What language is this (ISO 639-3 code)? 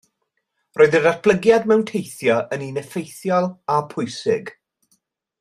cym